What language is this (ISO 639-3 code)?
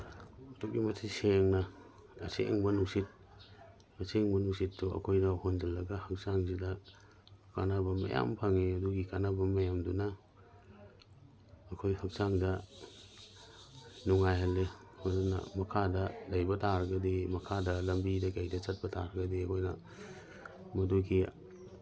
mni